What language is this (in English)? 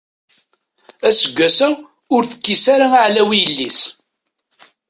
Kabyle